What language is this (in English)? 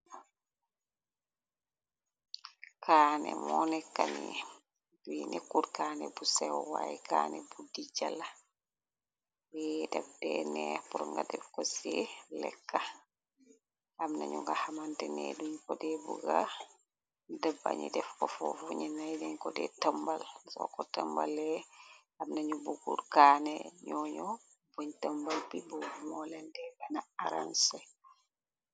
Wolof